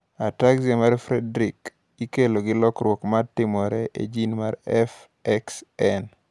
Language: Luo (Kenya and Tanzania)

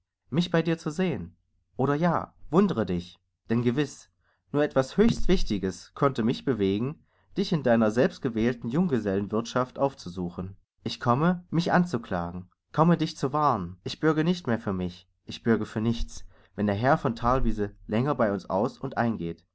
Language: German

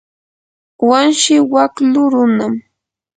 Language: Yanahuanca Pasco Quechua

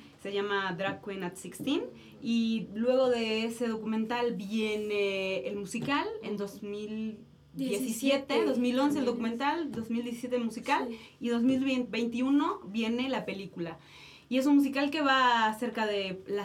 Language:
Spanish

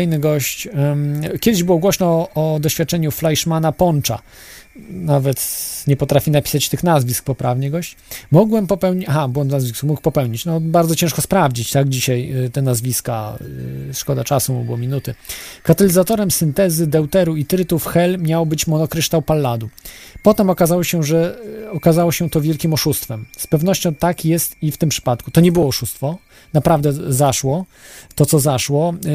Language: Polish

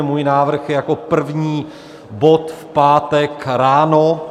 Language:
Czech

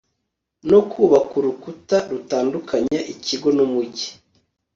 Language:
Kinyarwanda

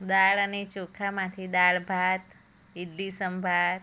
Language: Gujarati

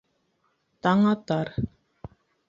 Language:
Bashkir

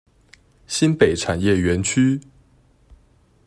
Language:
Chinese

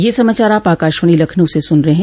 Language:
Hindi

